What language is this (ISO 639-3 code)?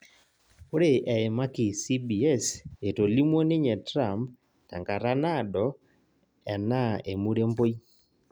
mas